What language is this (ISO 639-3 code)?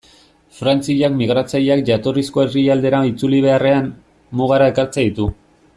eus